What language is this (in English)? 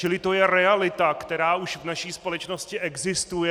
Czech